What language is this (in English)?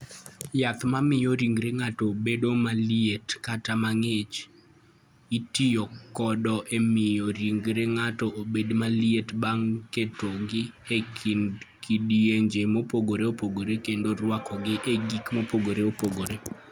Luo (Kenya and Tanzania)